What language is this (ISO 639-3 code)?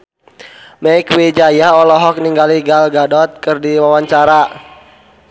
sun